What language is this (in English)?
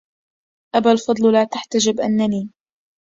Arabic